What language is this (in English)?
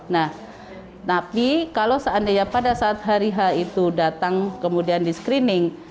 Indonesian